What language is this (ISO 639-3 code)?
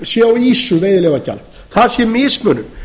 isl